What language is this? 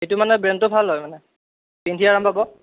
Assamese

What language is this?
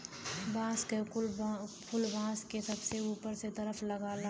Bhojpuri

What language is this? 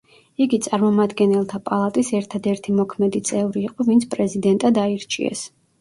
Georgian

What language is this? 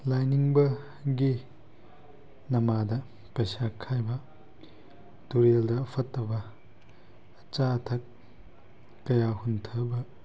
Manipuri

